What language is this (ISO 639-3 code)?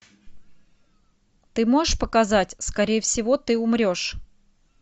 rus